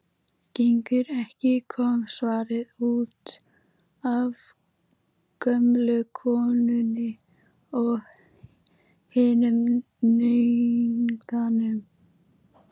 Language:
Icelandic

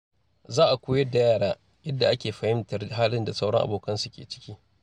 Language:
Hausa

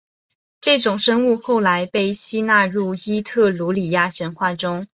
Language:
Chinese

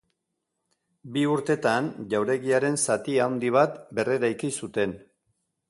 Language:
Basque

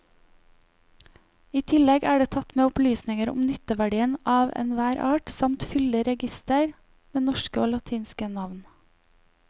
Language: Norwegian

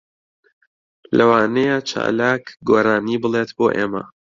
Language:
Central Kurdish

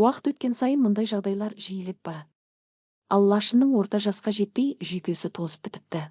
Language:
Turkish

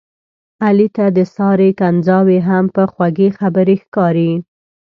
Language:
Pashto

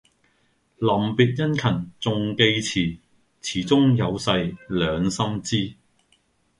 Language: Cantonese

